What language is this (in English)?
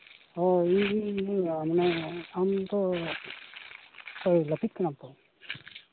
Santali